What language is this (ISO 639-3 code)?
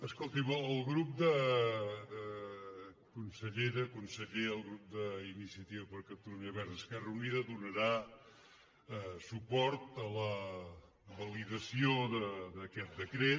cat